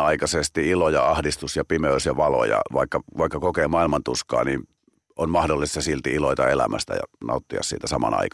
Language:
Finnish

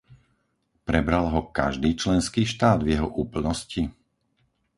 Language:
Slovak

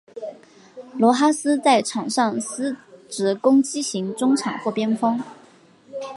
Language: Chinese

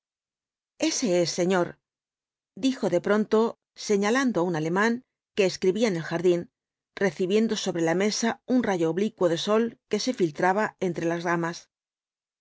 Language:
Spanish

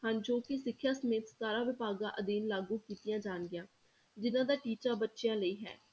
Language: Punjabi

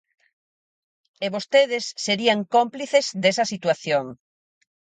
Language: Galician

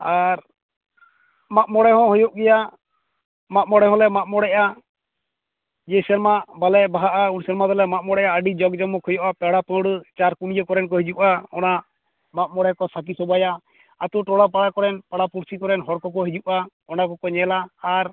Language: Santali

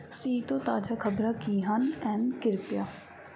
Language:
Punjabi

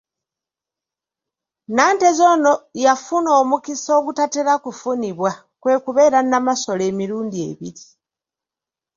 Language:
Ganda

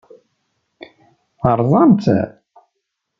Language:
Kabyle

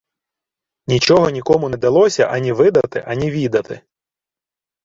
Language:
Ukrainian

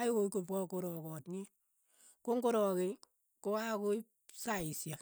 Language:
Keiyo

